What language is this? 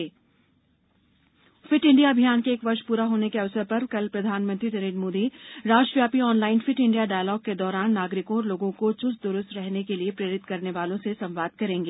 Hindi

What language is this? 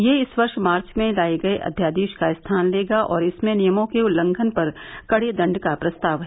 Hindi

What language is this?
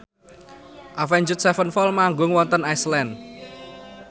Javanese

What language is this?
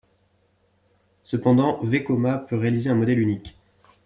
French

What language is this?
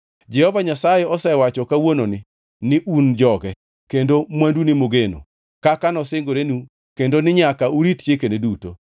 Luo (Kenya and Tanzania)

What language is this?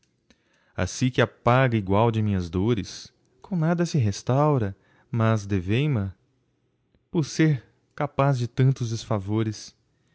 Portuguese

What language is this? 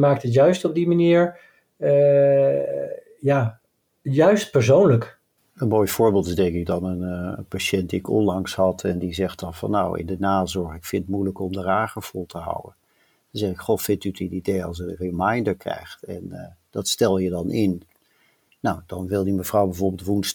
Dutch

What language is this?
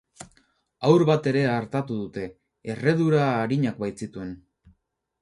Basque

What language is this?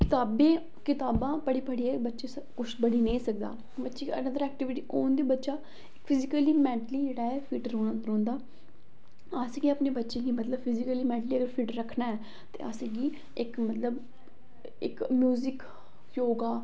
Dogri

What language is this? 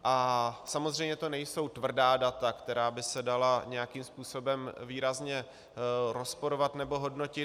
Czech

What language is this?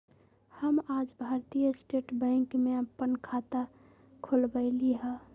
Magahi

